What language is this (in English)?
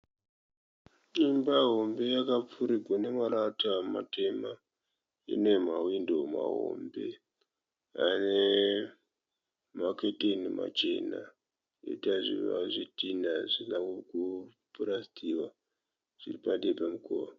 Shona